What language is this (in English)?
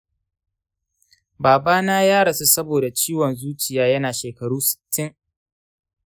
Hausa